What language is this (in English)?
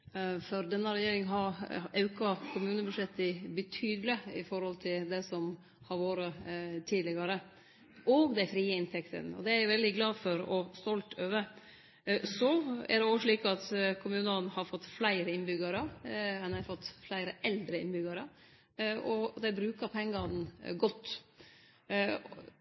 Norwegian Nynorsk